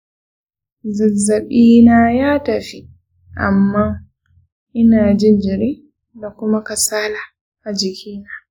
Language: Hausa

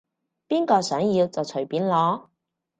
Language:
Cantonese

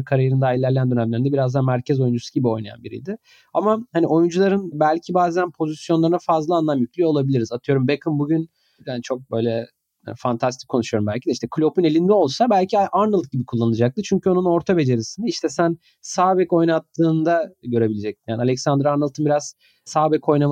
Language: Turkish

